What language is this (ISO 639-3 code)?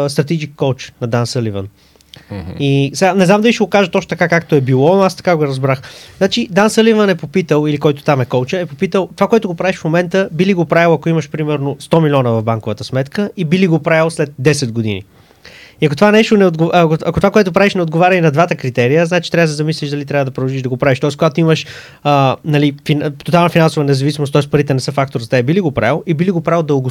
bul